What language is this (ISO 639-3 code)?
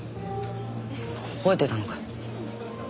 jpn